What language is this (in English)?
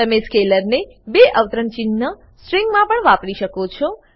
Gujarati